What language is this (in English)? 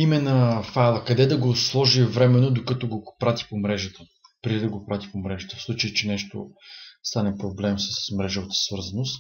Bulgarian